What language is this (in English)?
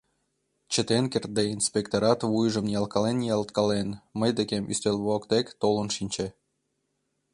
Mari